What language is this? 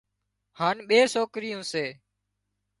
Wadiyara Koli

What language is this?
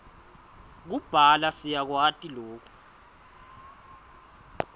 Swati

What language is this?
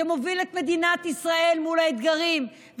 Hebrew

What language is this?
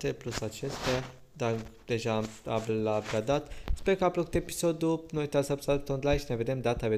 Romanian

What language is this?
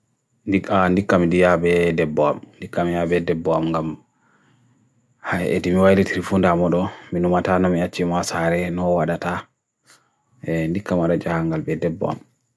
Bagirmi Fulfulde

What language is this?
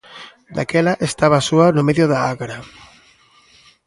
Galician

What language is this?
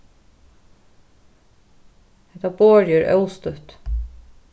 Faroese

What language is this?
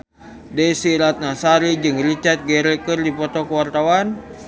Sundanese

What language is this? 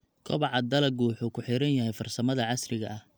Somali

